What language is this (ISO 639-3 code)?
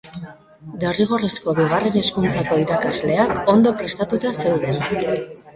eus